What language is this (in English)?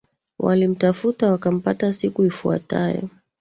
Swahili